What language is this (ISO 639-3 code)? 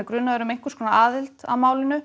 isl